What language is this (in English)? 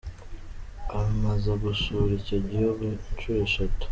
Kinyarwanda